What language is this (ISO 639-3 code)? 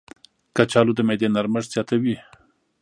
pus